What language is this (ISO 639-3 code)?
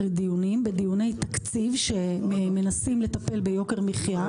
heb